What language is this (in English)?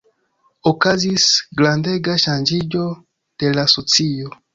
Esperanto